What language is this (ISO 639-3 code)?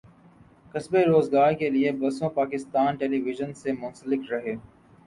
urd